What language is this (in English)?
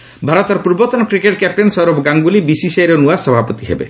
Odia